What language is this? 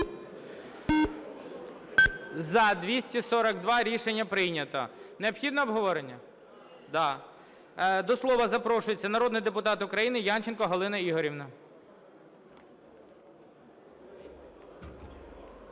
Ukrainian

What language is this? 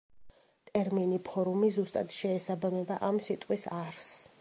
Georgian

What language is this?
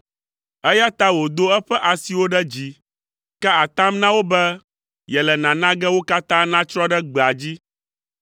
Ewe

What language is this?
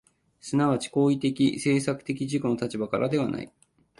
Japanese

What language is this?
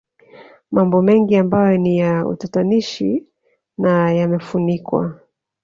Swahili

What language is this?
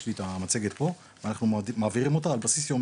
Hebrew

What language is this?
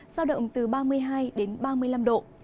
Vietnamese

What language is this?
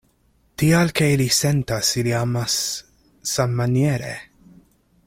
Esperanto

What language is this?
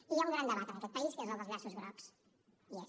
Catalan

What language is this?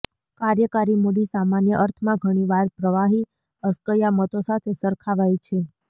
Gujarati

